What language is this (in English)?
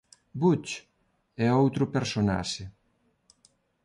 Galician